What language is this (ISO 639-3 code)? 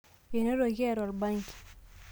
mas